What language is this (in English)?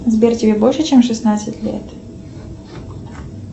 Russian